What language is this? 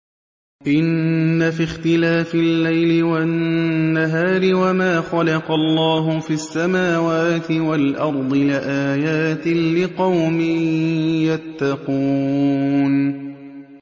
Arabic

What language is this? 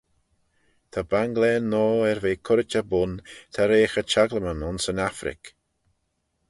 Manx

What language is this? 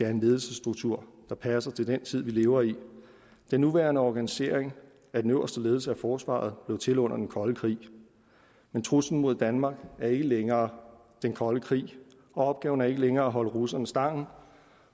Danish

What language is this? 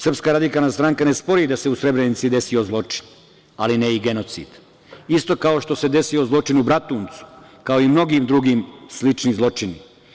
Serbian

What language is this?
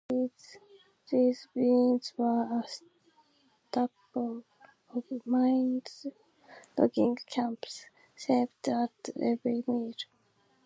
English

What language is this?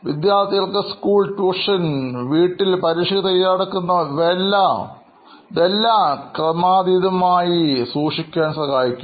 Malayalam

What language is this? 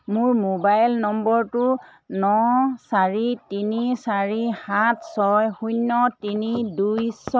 Assamese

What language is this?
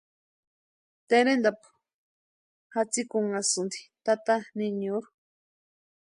Western Highland Purepecha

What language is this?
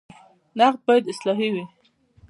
Pashto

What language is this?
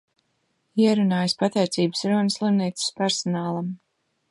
Latvian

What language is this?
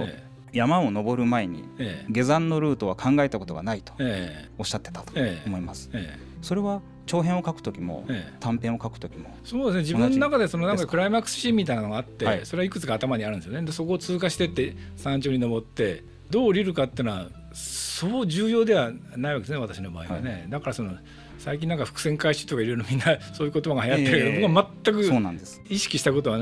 Japanese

